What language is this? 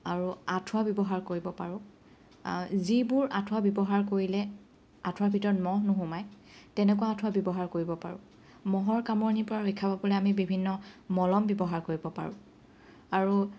Assamese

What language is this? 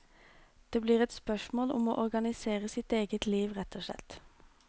Norwegian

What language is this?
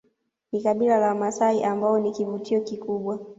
Swahili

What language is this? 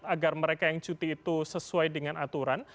Indonesian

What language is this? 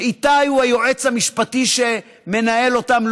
Hebrew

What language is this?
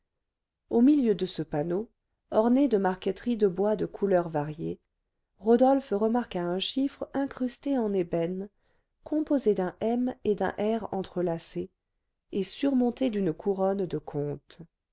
French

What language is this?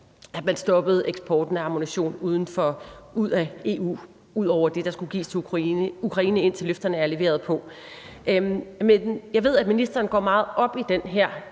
Danish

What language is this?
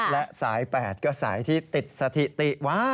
Thai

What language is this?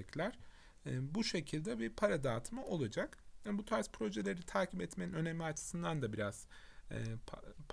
Turkish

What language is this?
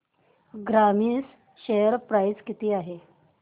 Marathi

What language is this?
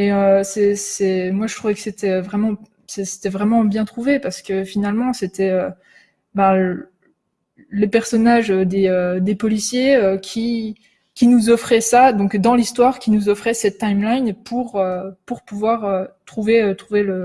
French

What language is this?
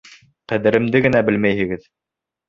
Bashkir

